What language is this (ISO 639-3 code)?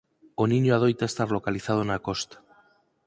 glg